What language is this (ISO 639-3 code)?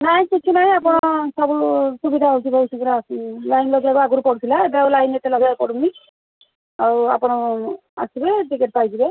ori